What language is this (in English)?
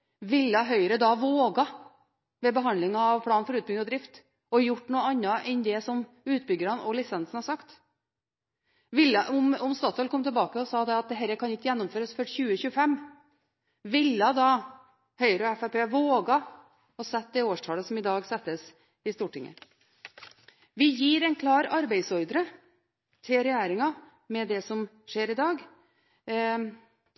Norwegian Bokmål